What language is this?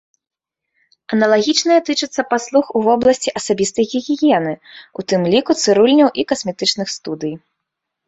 Belarusian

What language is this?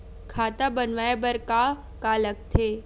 Chhattisgarhi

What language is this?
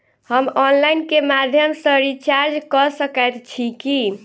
Maithili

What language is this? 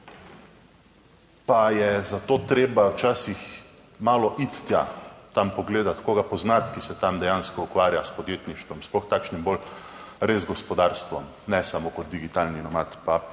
Slovenian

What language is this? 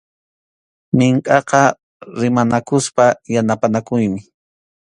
Arequipa-La Unión Quechua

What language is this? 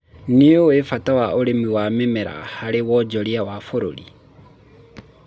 Kikuyu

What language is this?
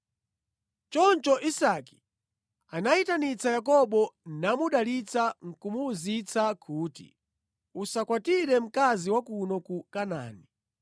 Nyanja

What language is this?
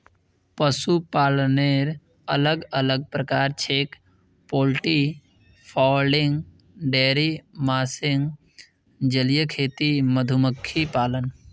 Magahi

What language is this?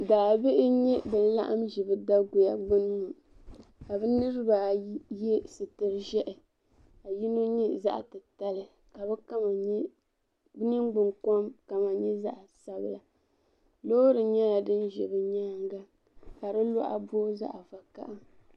Dagbani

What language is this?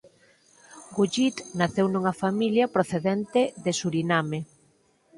Galician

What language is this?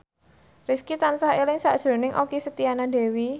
Javanese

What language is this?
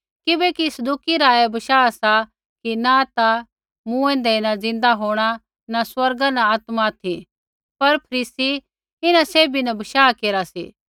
Kullu Pahari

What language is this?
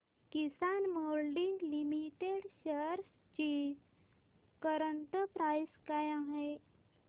Marathi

